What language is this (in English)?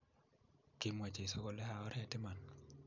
Kalenjin